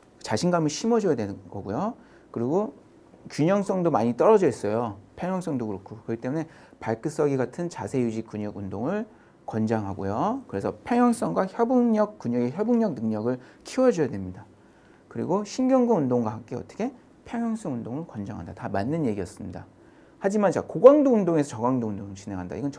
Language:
Korean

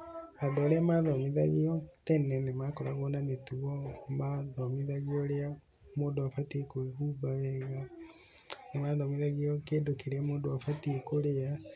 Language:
Kikuyu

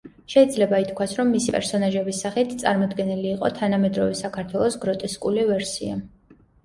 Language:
Georgian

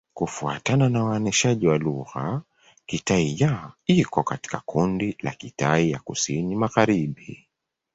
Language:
Swahili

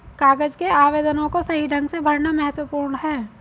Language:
Hindi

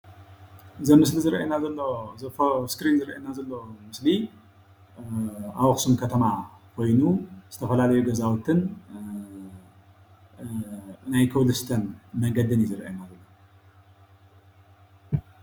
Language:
Tigrinya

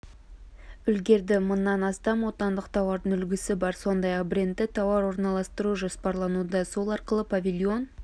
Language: Kazakh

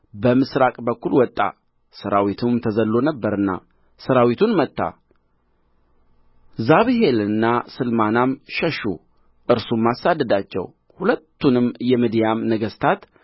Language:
Amharic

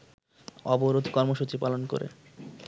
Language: Bangla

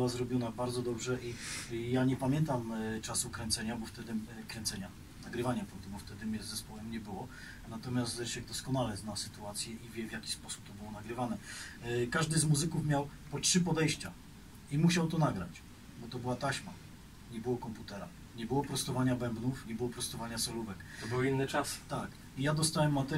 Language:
Polish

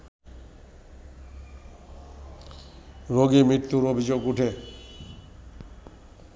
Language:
Bangla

